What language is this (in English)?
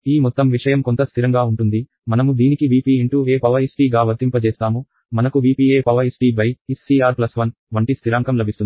Telugu